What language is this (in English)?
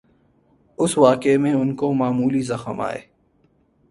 Urdu